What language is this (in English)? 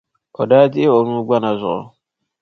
Dagbani